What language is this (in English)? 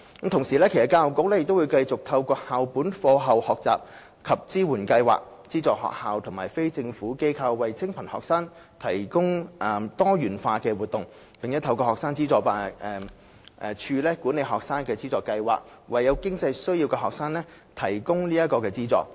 Cantonese